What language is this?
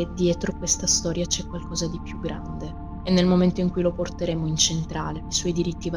Italian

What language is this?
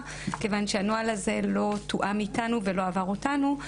Hebrew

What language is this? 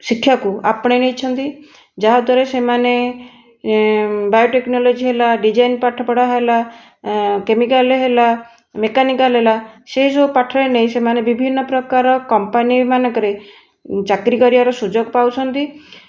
Odia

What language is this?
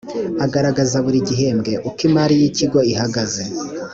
Kinyarwanda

